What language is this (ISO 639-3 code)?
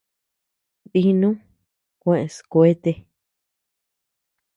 cux